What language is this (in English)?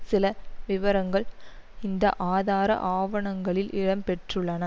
Tamil